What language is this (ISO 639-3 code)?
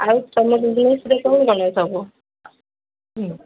ori